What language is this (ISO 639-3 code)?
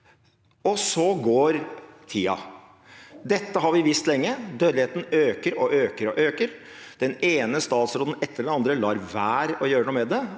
nor